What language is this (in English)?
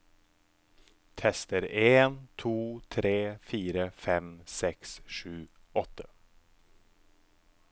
Norwegian